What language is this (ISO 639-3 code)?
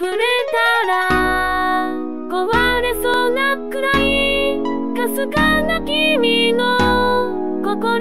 jpn